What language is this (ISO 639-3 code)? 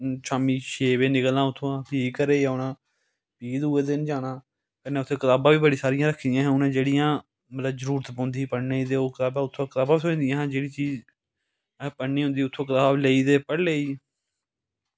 doi